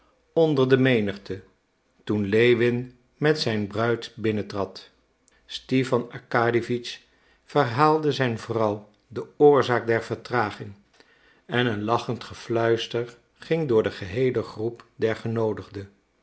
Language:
Dutch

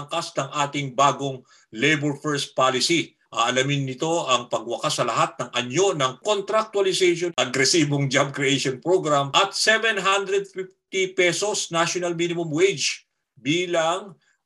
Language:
Filipino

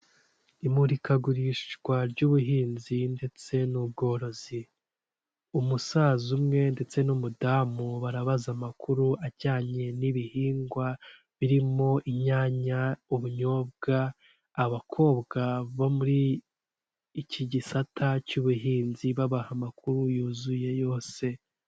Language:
Kinyarwanda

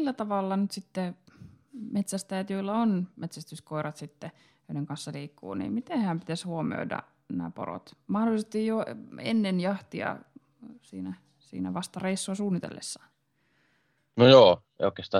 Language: Finnish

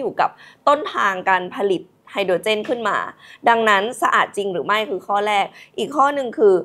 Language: Thai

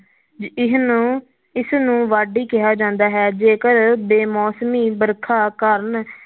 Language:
Punjabi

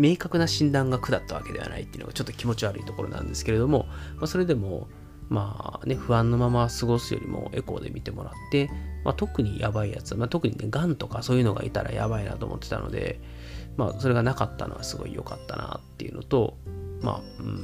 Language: Japanese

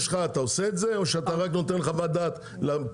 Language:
Hebrew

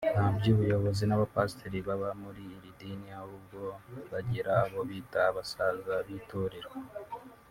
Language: Kinyarwanda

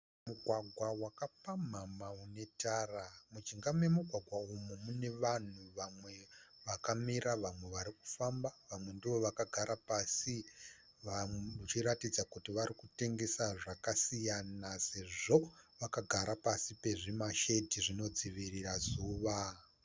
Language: Shona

